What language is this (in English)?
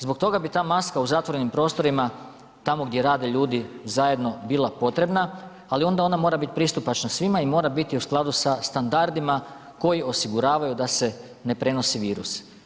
Croatian